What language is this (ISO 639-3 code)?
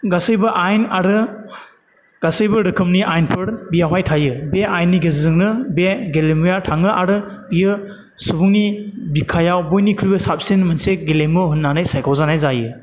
brx